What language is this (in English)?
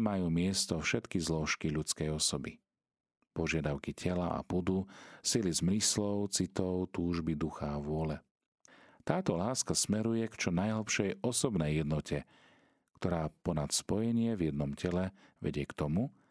Slovak